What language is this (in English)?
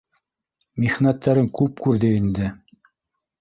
Bashkir